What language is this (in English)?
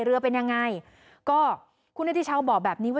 Thai